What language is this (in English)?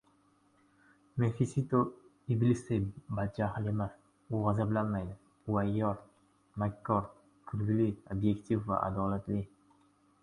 Uzbek